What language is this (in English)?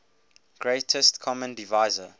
English